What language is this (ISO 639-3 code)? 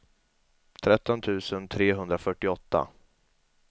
swe